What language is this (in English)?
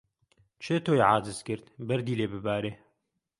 Central Kurdish